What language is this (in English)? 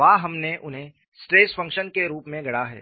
Hindi